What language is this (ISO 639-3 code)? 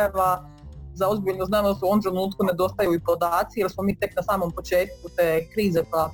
hrv